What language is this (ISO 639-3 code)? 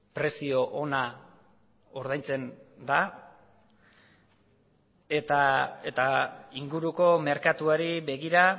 eus